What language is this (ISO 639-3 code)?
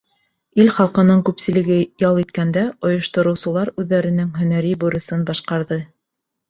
bak